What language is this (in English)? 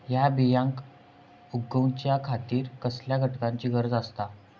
Marathi